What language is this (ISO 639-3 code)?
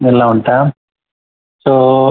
kan